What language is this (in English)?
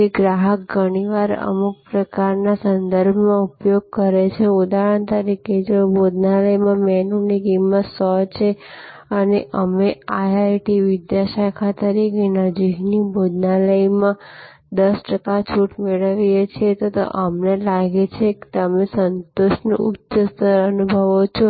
Gujarati